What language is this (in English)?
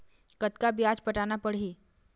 Chhattisgarhi